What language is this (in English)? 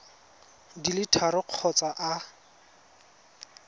Tswana